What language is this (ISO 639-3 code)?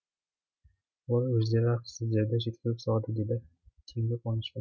kaz